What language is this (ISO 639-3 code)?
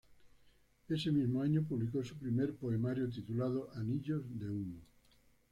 spa